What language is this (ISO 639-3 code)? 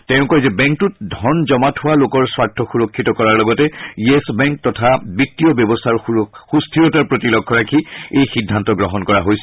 asm